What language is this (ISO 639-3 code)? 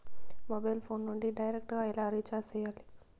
tel